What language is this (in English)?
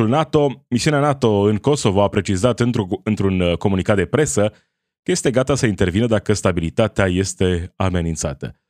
Romanian